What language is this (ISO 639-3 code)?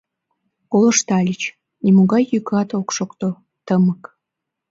chm